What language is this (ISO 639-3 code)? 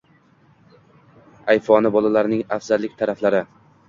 uzb